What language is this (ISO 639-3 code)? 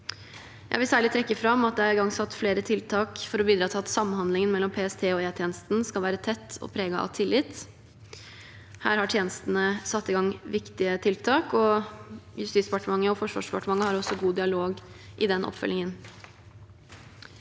nor